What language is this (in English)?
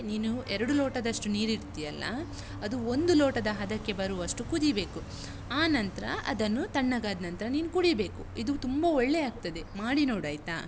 Kannada